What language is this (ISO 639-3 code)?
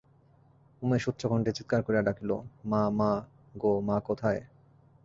ben